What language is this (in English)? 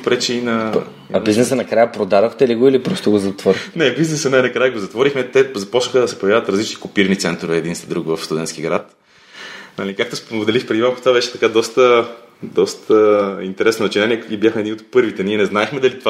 Bulgarian